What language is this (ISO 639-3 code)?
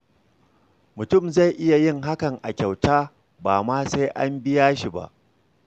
hau